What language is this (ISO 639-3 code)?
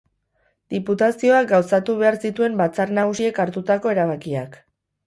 eus